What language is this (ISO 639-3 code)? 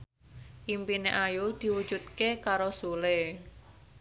jav